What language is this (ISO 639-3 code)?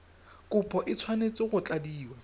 tsn